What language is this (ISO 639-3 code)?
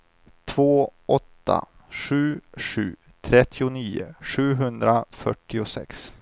swe